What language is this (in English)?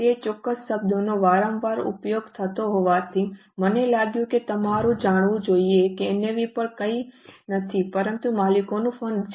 Gujarati